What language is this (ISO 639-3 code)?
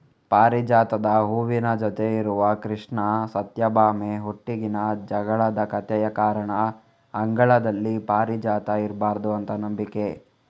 kan